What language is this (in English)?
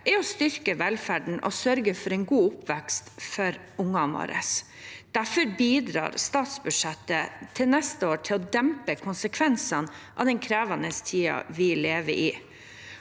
Norwegian